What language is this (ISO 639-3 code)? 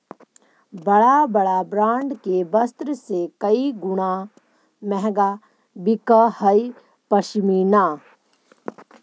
mag